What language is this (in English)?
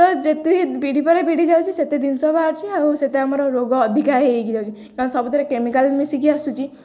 Odia